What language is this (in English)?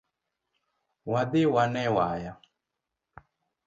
Luo (Kenya and Tanzania)